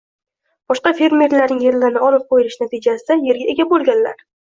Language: Uzbek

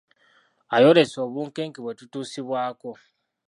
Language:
Ganda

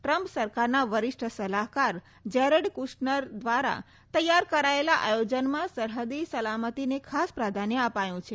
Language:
Gujarati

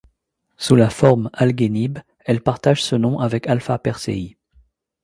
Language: French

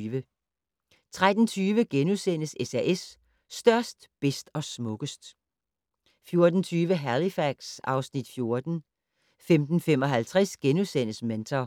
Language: Danish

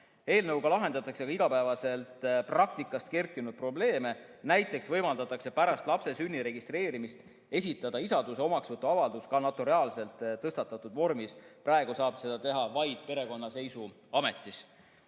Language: Estonian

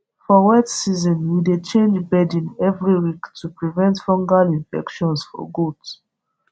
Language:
Nigerian Pidgin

